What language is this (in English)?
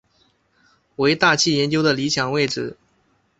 Chinese